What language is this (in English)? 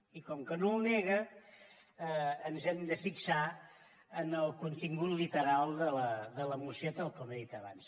Catalan